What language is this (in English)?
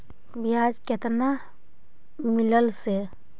Magahi